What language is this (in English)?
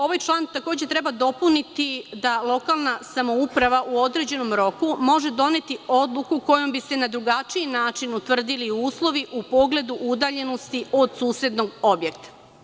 Serbian